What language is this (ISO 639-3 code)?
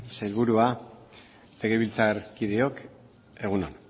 eus